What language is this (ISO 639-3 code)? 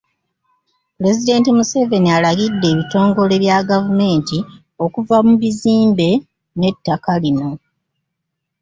lug